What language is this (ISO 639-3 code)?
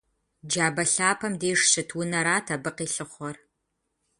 kbd